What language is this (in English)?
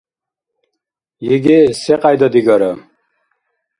Dargwa